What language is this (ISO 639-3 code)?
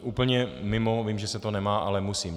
ces